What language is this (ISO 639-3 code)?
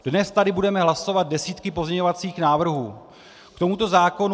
ces